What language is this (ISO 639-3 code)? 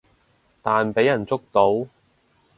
yue